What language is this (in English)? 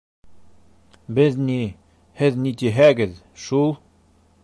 Bashkir